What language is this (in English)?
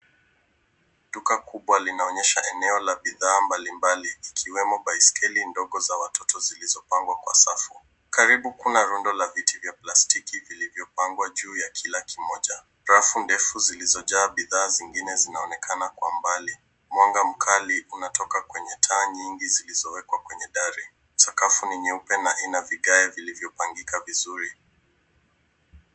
Swahili